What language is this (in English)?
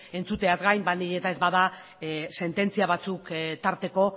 Basque